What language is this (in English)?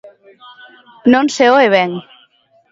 Galician